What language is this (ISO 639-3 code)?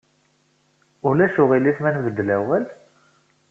kab